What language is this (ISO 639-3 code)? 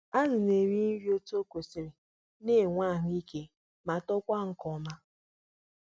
ibo